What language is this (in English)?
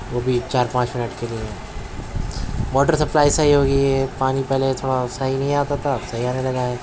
Urdu